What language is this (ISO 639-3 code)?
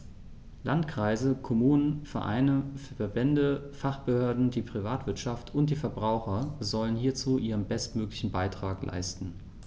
deu